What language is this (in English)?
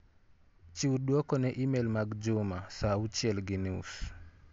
Luo (Kenya and Tanzania)